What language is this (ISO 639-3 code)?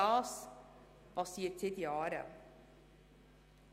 gsw